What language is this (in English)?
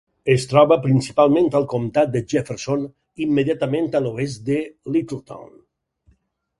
Catalan